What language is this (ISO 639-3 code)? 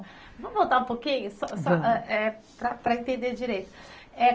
por